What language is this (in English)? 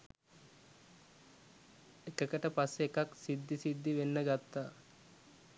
Sinhala